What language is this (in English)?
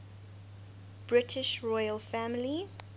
English